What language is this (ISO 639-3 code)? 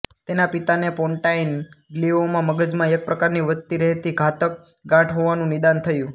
guj